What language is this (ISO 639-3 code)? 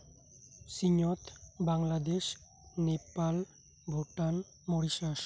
sat